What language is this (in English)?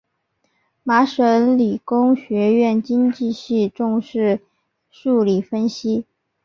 Chinese